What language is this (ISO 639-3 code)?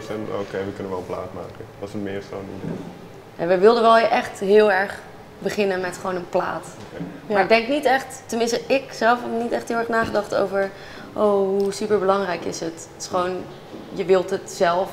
nld